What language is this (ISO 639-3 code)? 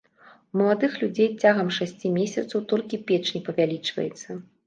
bel